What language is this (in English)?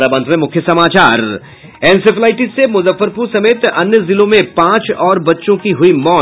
Hindi